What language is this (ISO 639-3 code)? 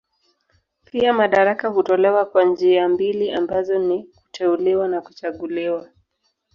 swa